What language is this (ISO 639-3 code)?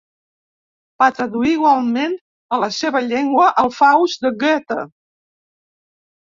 cat